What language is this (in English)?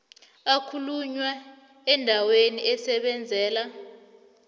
South Ndebele